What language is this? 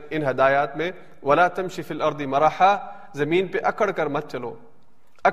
Urdu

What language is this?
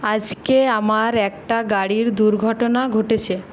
Bangla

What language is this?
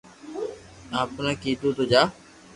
Loarki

